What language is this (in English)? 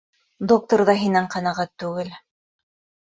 Bashkir